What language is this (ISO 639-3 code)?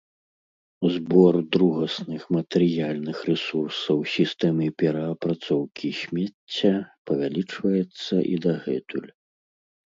bel